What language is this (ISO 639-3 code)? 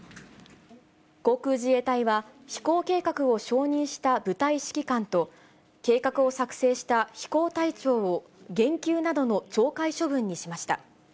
jpn